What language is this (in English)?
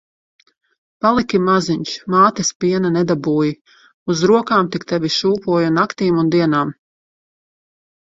Latvian